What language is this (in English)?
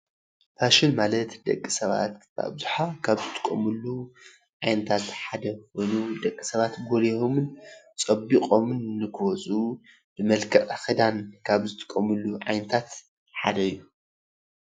Tigrinya